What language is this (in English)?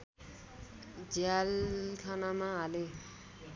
Nepali